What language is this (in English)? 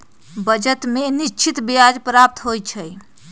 Magahi